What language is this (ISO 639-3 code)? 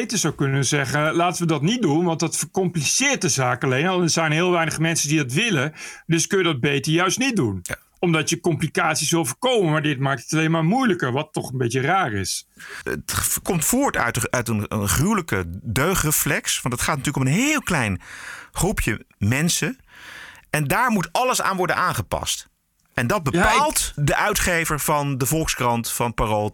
nld